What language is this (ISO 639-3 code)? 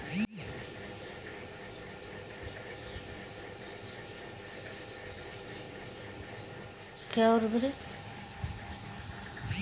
bho